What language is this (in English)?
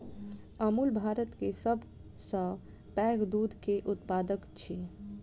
Maithili